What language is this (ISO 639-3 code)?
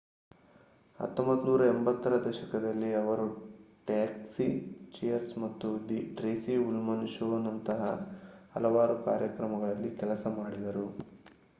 kan